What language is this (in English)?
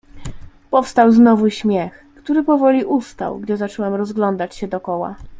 Polish